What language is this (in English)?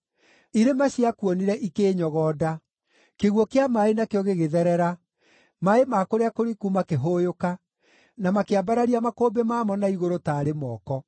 Kikuyu